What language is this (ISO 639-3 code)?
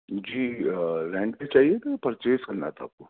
urd